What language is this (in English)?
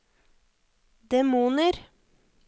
Norwegian